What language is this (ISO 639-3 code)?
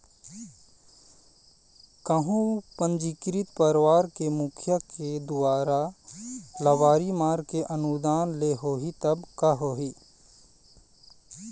hne